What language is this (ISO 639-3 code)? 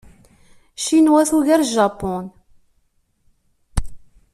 kab